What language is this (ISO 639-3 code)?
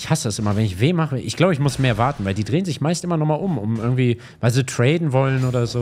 deu